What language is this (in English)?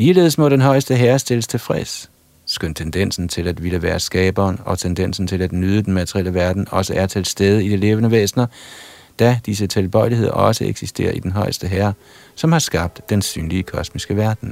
Danish